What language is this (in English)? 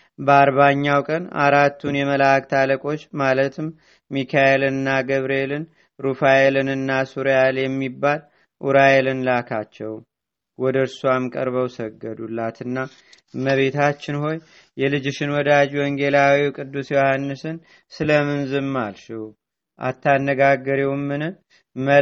Amharic